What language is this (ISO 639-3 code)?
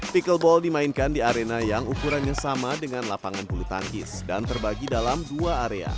ind